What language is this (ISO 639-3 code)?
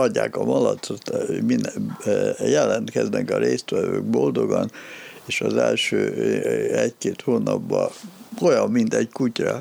hun